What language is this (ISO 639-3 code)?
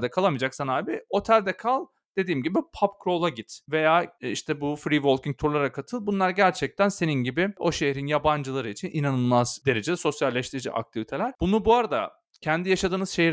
tur